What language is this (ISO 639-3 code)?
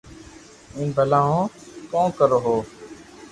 lrk